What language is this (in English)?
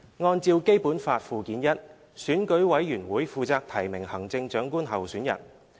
Cantonese